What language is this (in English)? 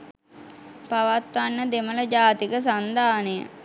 Sinhala